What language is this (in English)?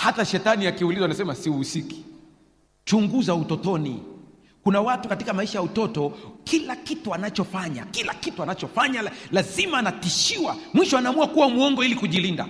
Swahili